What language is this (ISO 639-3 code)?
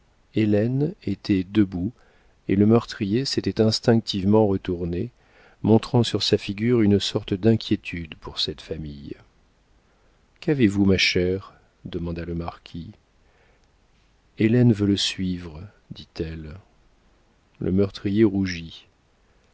fra